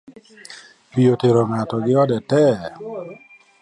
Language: Luo (Kenya and Tanzania)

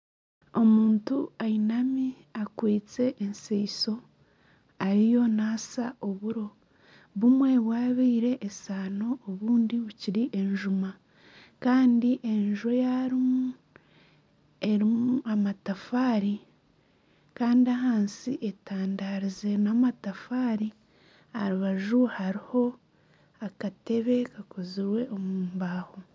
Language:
Nyankole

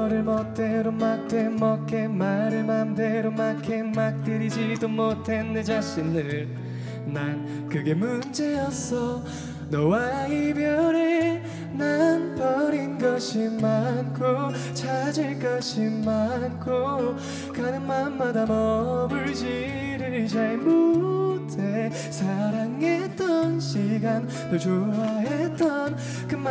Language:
Korean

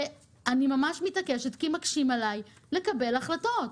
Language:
Hebrew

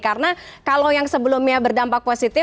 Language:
Indonesian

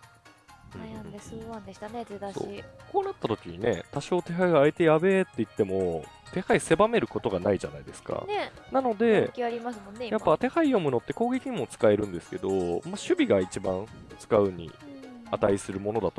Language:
Japanese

